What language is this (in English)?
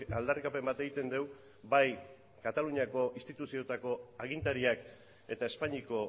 Basque